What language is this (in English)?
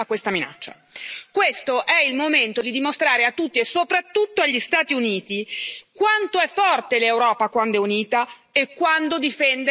Italian